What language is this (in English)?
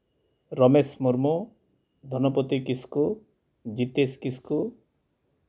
Santali